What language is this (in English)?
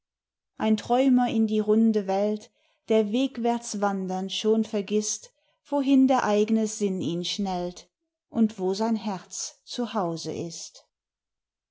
German